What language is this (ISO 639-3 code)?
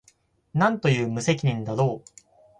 jpn